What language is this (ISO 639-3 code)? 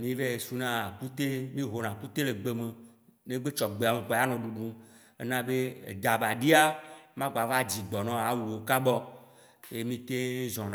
wci